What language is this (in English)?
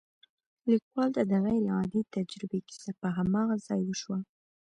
Pashto